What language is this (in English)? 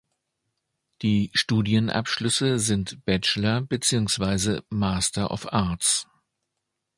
German